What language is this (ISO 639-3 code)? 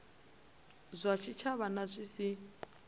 ven